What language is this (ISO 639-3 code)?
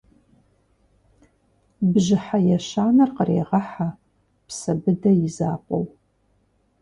kbd